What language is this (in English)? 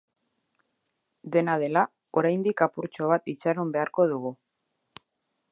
Basque